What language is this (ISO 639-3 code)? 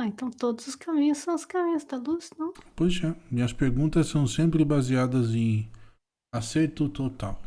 por